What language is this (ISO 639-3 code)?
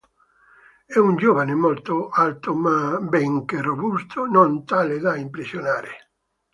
ita